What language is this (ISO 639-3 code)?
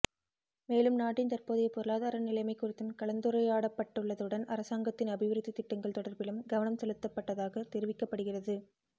tam